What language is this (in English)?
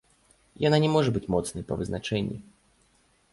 Belarusian